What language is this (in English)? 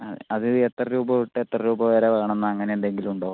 Malayalam